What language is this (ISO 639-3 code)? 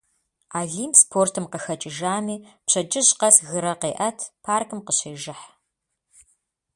kbd